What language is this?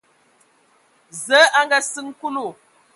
Ewondo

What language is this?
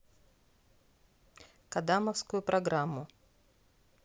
Russian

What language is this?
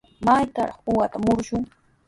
Sihuas Ancash Quechua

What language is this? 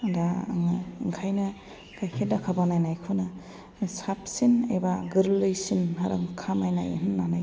Bodo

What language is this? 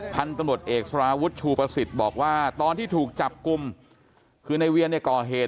Thai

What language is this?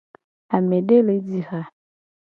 Gen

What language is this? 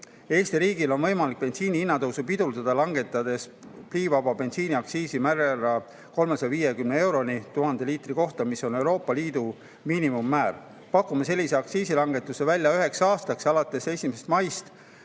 Estonian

